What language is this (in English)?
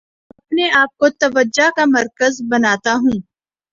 Urdu